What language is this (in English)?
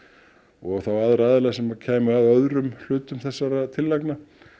Icelandic